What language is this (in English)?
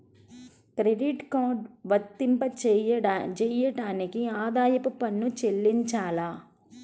Telugu